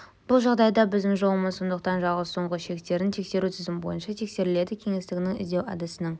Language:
Kazakh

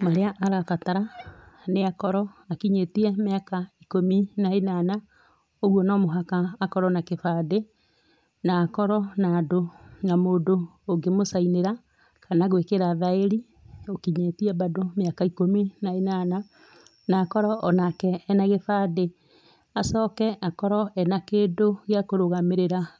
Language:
Kikuyu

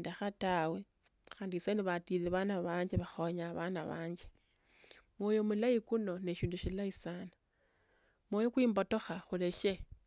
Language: Tsotso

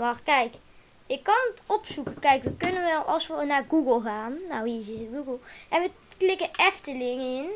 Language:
Dutch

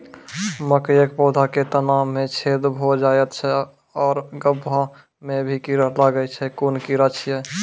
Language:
Maithili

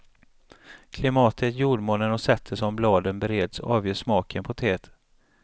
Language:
Swedish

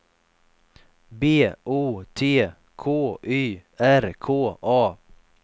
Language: Swedish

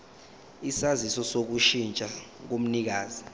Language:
Zulu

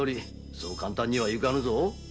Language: Japanese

